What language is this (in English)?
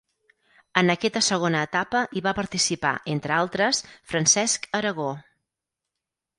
Catalan